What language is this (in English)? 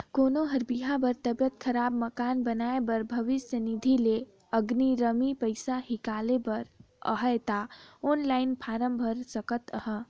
Chhattisgarhi